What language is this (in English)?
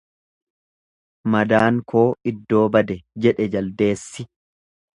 Oromo